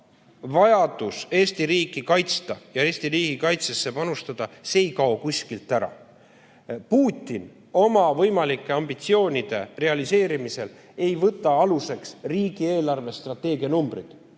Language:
Estonian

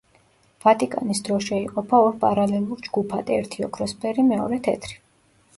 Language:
Georgian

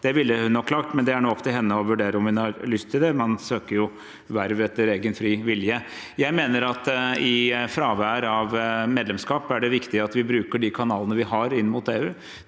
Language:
Norwegian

